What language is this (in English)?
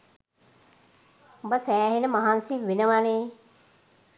Sinhala